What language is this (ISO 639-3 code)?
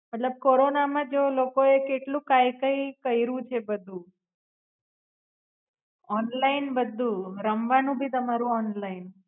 guj